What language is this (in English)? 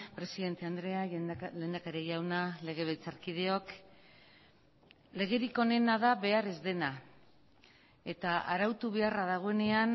Basque